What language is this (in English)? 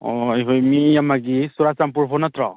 Manipuri